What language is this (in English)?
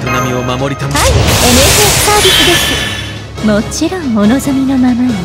Japanese